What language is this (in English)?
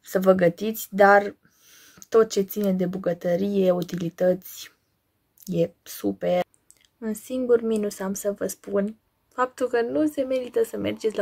Romanian